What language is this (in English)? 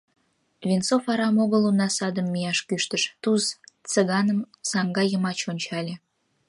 Mari